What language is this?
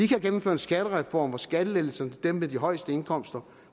Danish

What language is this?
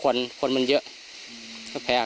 Thai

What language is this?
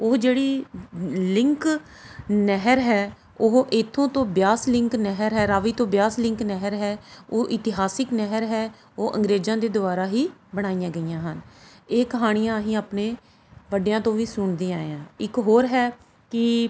Punjabi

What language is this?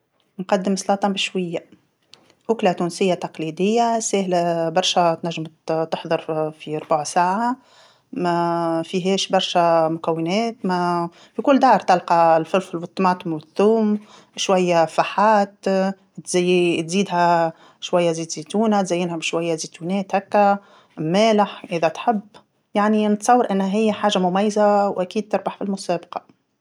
Tunisian Arabic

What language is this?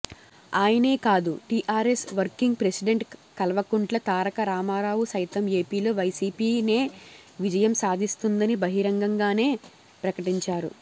Telugu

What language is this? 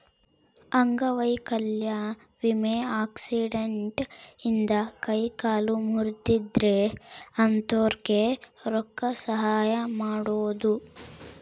Kannada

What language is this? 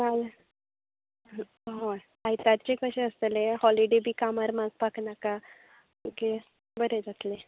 Konkani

